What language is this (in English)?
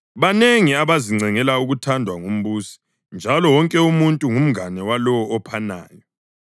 North Ndebele